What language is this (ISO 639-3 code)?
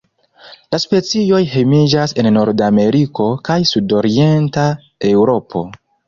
epo